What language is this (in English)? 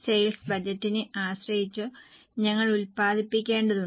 Malayalam